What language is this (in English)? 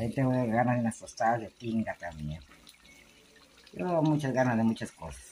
Spanish